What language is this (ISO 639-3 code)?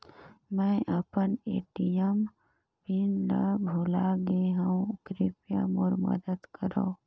hne